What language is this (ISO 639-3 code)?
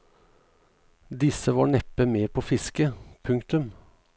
nor